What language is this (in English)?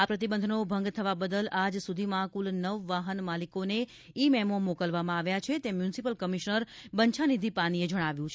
Gujarati